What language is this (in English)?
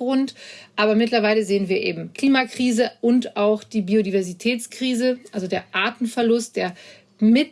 German